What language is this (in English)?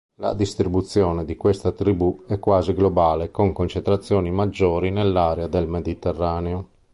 Italian